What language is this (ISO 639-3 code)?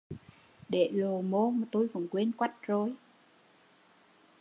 vie